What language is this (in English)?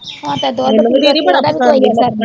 Punjabi